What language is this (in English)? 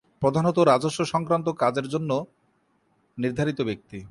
Bangla